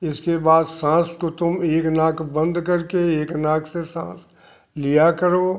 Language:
Hindi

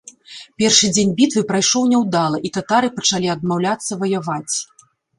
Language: Belarusian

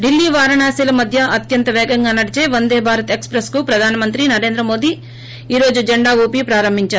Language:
Telugu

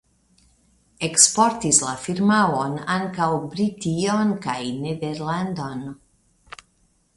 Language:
Esperanto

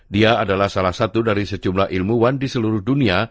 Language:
Indonesian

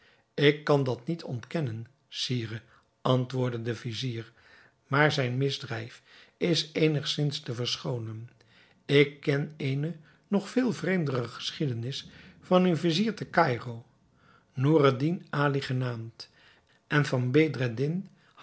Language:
Dutch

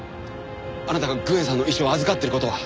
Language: Japanese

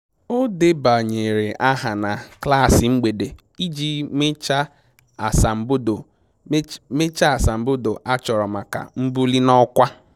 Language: Igbo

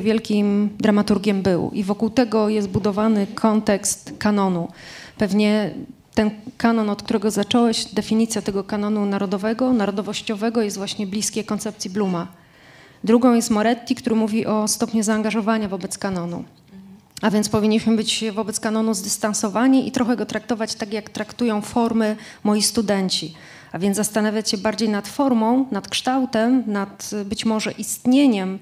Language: Polish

